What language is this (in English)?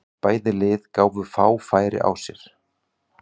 Icelandic